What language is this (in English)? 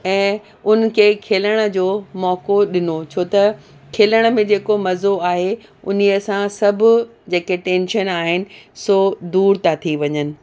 Sindhi